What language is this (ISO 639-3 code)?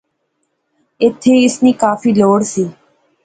phr